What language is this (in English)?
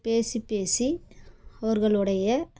Tamil